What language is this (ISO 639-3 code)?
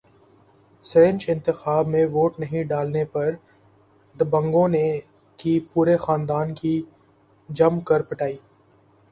urd